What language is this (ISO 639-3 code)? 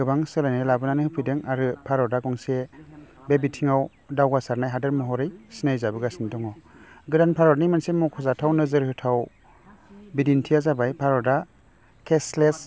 brx